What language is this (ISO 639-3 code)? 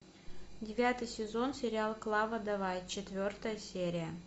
rus